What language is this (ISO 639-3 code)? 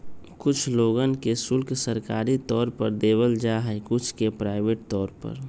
mag